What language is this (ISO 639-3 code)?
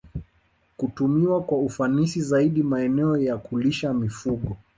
swa